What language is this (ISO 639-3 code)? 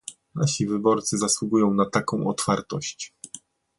pol